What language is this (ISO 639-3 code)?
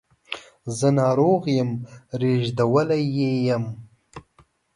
pus